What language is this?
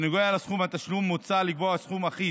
Hebrew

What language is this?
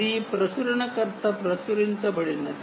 Telugu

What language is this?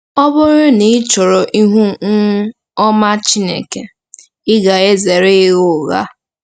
Igbo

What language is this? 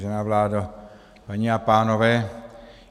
Czech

